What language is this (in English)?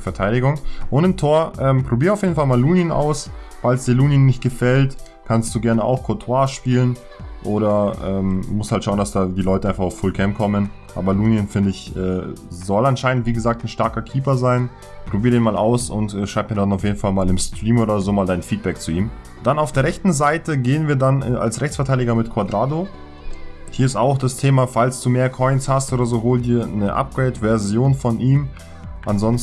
German